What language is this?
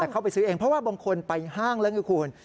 Thai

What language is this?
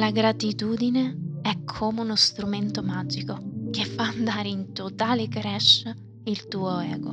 Italian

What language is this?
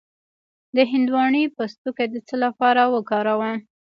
Pashto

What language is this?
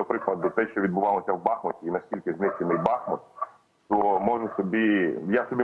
Ukrainian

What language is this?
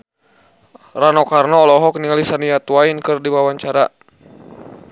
Sundanese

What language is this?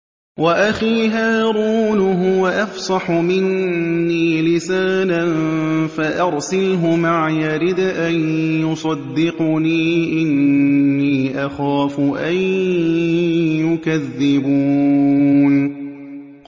Arabic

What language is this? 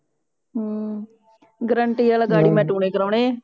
Punjabi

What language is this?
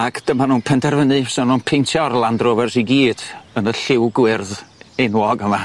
Welsh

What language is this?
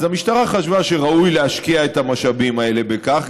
Hebrew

